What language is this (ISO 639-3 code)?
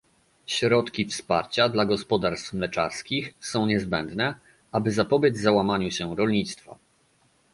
pol